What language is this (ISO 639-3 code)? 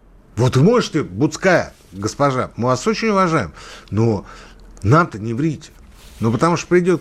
rus